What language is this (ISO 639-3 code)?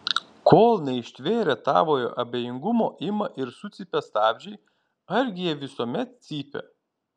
lit